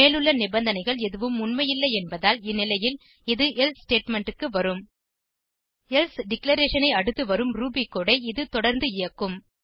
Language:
Tamil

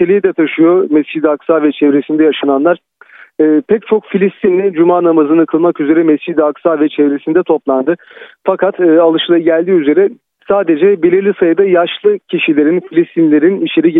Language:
Turkish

